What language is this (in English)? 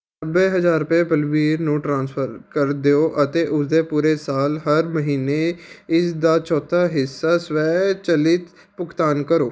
Punjabi